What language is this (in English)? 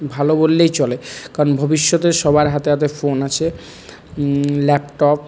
Bangla